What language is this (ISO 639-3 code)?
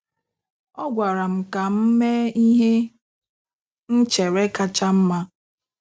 ibo